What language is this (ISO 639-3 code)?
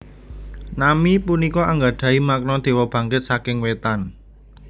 jav